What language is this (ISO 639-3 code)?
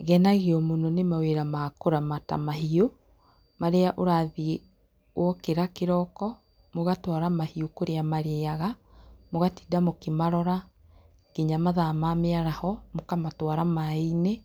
kik